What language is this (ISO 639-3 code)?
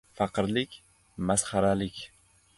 uzb